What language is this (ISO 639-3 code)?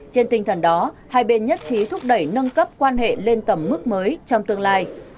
vie